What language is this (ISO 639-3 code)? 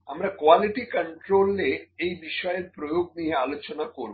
ben